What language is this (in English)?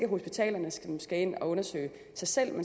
Danish